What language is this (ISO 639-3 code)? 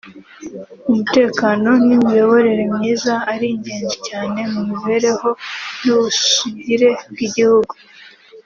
kin